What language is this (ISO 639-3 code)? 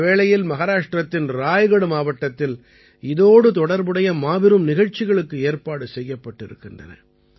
tam